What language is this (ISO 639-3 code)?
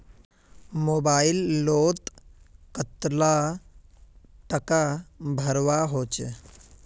mag